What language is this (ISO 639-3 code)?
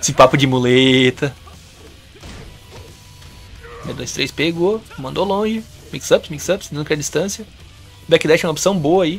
por